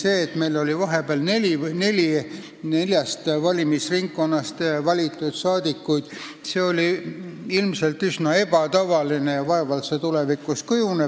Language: Estonian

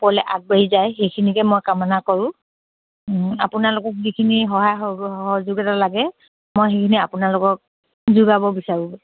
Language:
Assamese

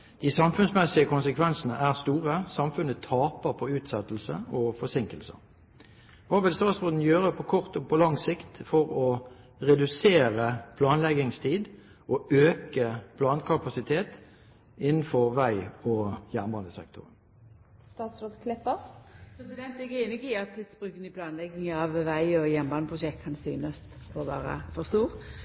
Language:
Norwegian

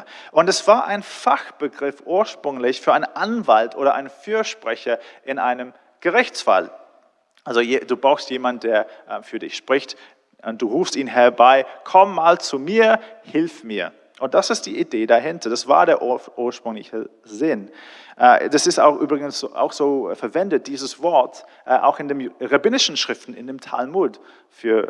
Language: German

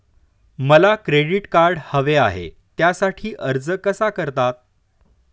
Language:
Marathi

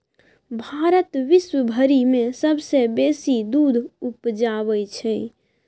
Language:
Maithili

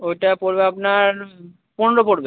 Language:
Bangla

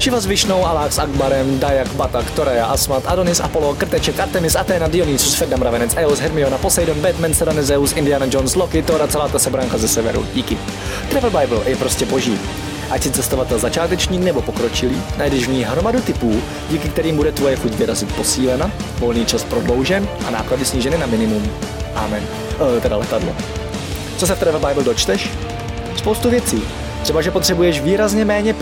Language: Czech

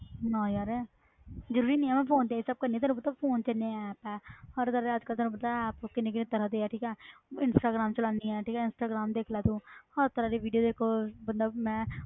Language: Punjabi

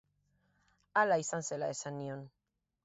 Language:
Basque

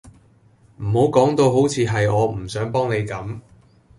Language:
Cantonese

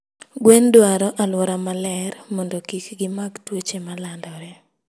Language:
Luo (Kenya and Tanzania)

